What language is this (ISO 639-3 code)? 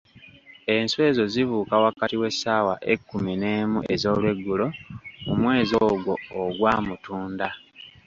lug